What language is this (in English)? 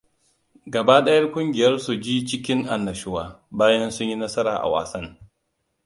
Hausa